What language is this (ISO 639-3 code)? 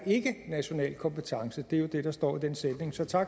dan